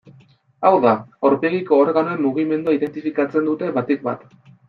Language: Basque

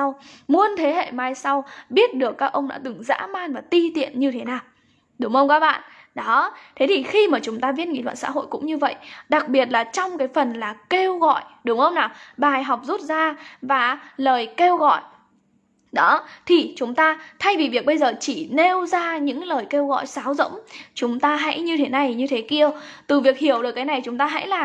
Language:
Vietnamese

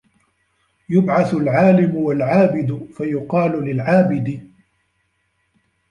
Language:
Arabic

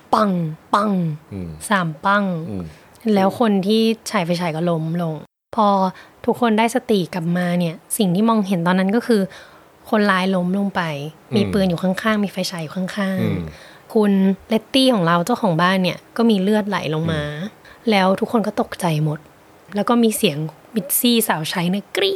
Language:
Thai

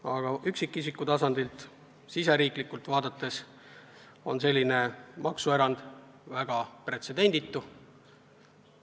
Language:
Estonian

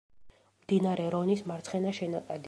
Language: Georgian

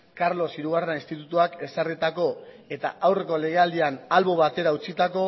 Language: Basque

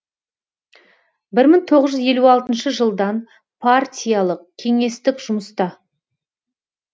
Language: Kazakh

